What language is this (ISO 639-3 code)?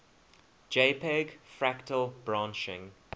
eng